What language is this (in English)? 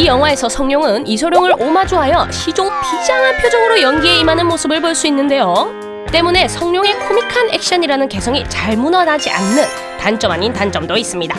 Korean